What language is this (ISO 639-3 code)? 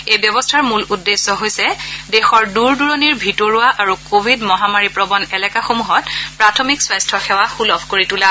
asm